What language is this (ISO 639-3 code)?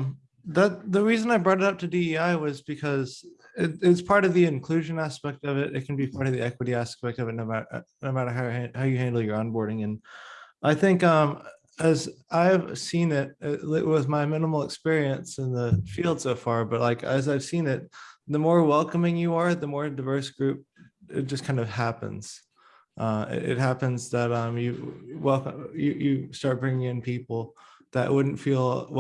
eng